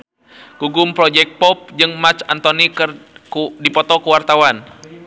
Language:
Sundanese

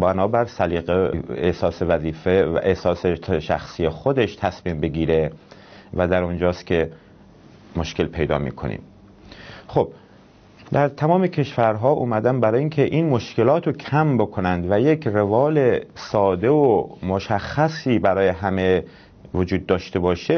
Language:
Persian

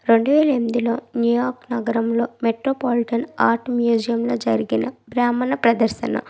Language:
Telugu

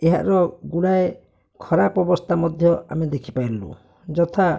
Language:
Odia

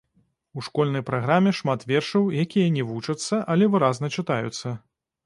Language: Belarusian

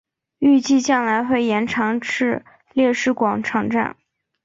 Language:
Chinese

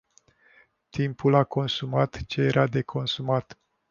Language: Romanian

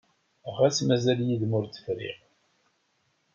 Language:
Kabyle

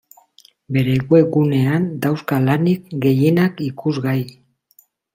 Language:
Basque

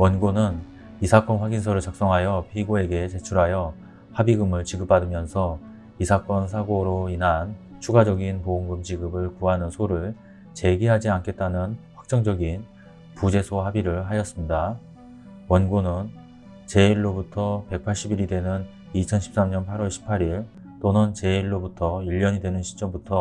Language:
Korean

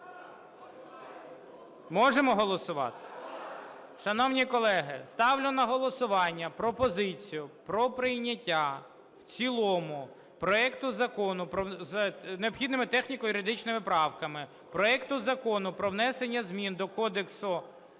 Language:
Ukrainian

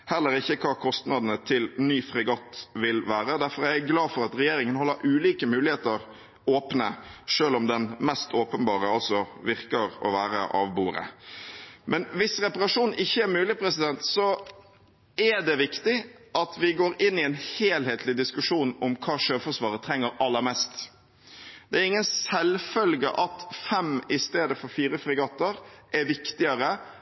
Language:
Norwegian Bokmål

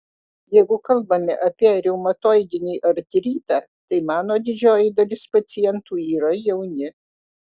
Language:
Lithuanian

